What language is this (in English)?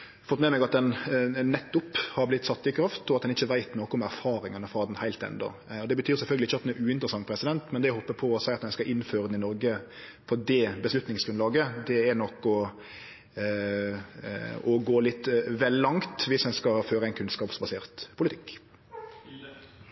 Norwegian Nynorsk